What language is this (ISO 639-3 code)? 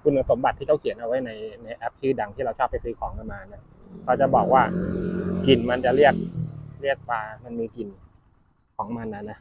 tha